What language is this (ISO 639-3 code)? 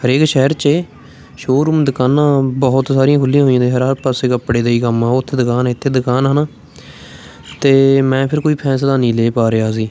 pan